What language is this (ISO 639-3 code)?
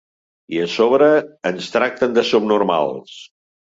cat